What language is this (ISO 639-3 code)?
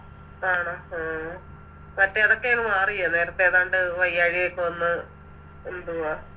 mal